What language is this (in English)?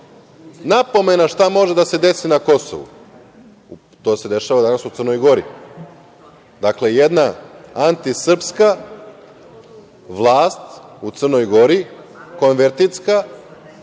Serbian